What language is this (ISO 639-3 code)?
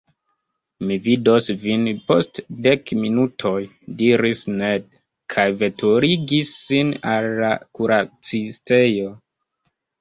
epo